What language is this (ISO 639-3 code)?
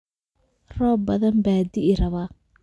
som